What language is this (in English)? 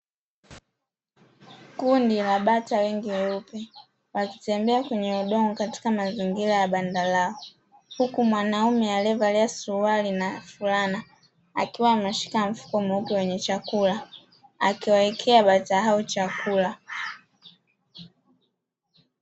Swahili